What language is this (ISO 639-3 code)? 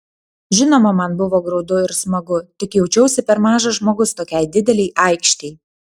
lit